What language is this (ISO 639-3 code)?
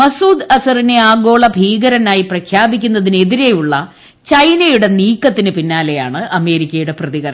mal